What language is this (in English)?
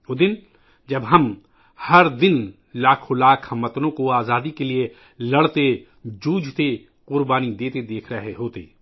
Urdu